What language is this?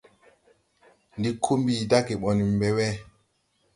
Tupuri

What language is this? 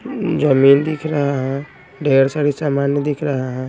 Hindi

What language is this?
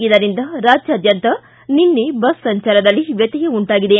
Kannada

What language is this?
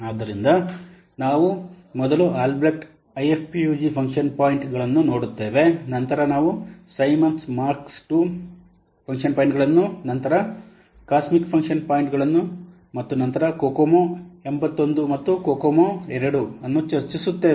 Kannada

